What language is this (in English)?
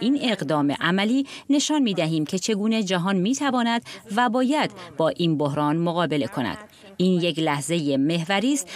Persian